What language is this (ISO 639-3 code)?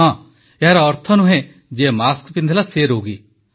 ori